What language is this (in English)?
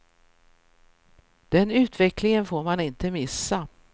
Swedish